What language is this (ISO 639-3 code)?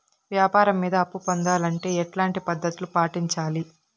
tel